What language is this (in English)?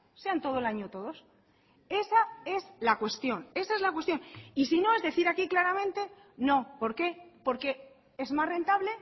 Spanish